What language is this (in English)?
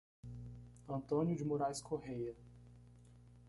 Portuguese